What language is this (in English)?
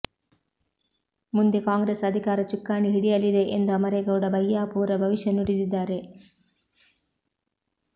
Kannada